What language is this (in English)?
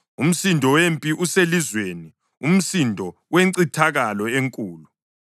North Ndebele